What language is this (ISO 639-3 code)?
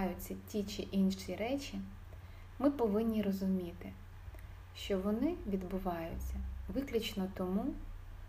ukr